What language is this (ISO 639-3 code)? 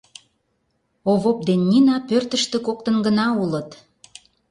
chm